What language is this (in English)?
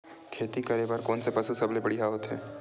Chhattisgarhi